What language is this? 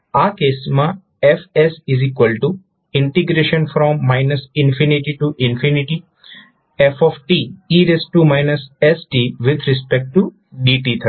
Gujarati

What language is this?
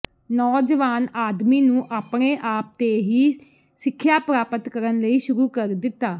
Punjabi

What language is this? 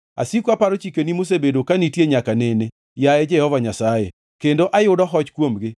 Luo (Kenya and Tanzania)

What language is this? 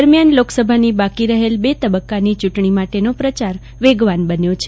Gujarati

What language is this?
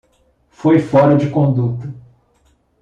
Portuguese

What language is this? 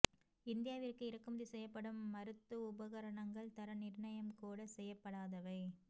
Tamil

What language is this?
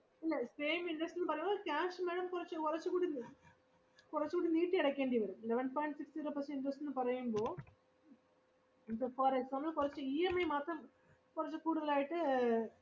Malayalam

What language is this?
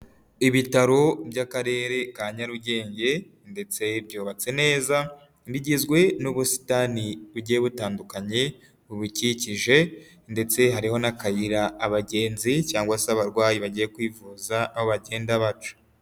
Kinyarwanda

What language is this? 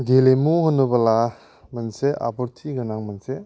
Bodo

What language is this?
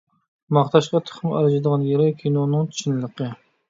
Uyghur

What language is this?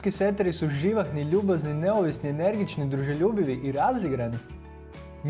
Croatian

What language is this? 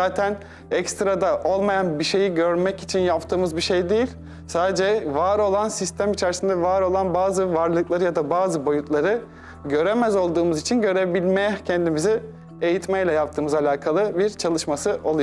Turkish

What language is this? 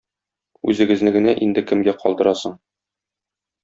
Tatar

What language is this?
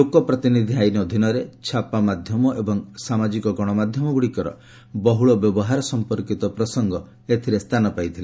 Odia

